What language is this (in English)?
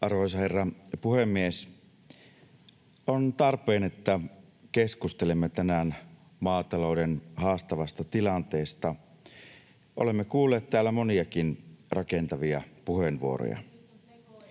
Finnish